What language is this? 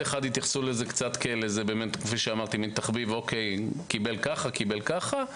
Hebrew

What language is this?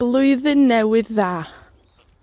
Welsh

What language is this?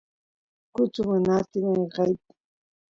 Santiago del Estero Quichua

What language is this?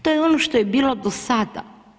Croatian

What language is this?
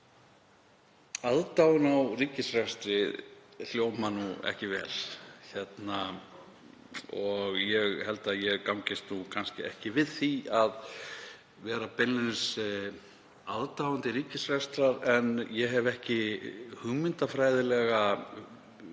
Icelandic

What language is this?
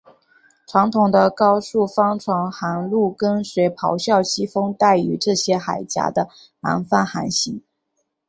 Chinese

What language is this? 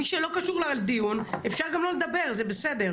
Hebrew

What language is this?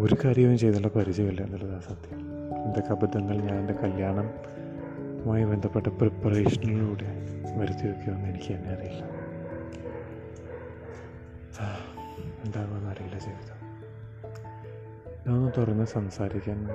Malayalam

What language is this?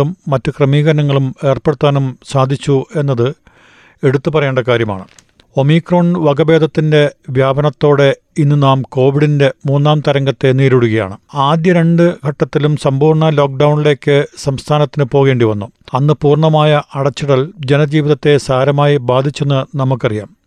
Malayalam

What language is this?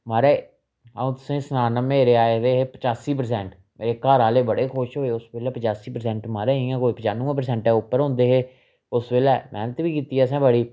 Dogri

